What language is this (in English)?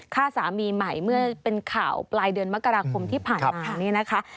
Thai